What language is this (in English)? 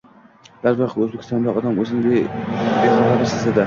Uzbek